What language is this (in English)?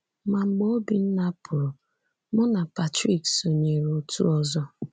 Igbo